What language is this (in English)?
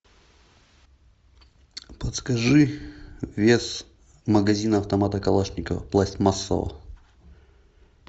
Russian